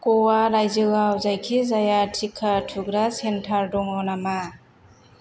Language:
Bodo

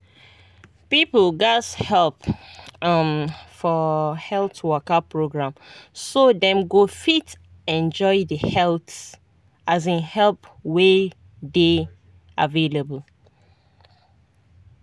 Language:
Nigerian Pidgin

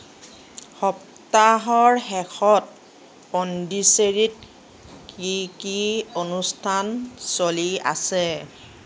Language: Assamese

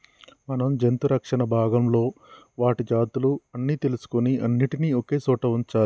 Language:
Telugu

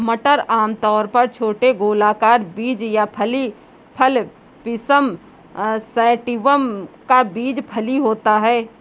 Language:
Hindi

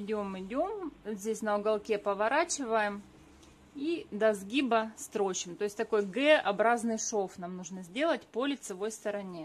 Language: Russian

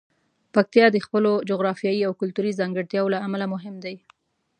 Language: Pashto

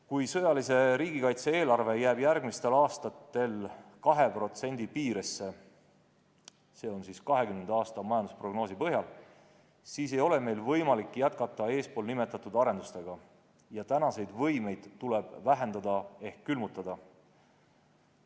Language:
Estonian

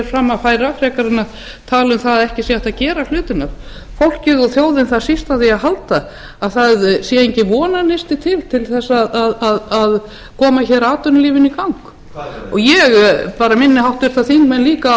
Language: Icelandic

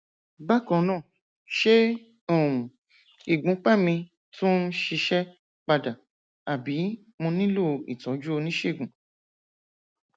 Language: Yoruba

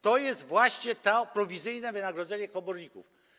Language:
Polish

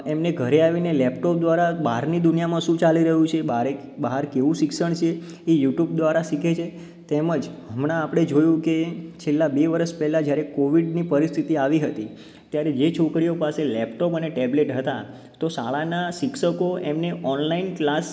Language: Gujarati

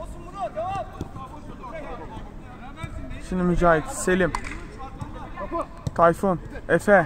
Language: Turkish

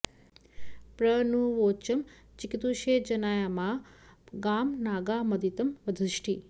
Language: Sanskrit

